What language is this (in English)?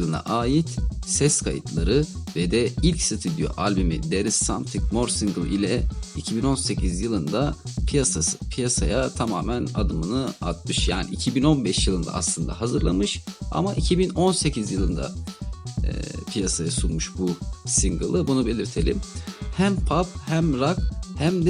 Turkish